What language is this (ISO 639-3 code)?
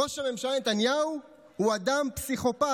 heb